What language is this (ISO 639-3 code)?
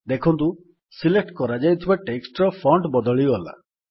ori